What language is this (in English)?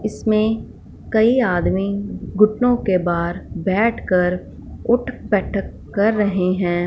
Hindi